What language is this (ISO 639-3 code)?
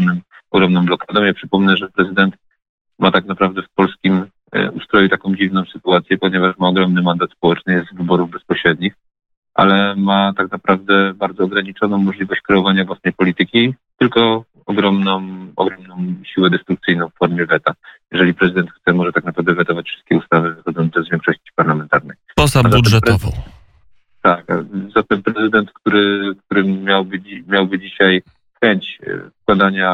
pol